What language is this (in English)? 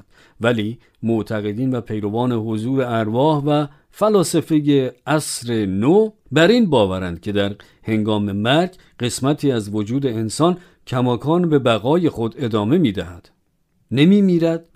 Persian